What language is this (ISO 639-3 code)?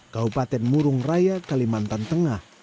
ind